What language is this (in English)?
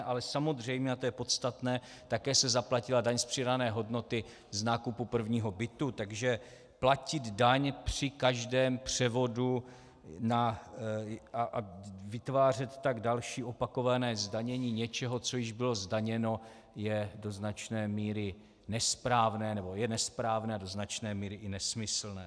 Czech